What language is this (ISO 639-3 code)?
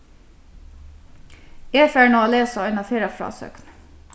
fao